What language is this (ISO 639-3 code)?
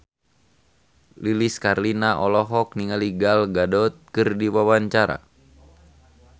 sun